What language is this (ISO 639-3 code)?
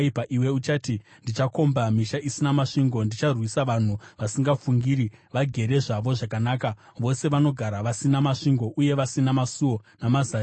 sna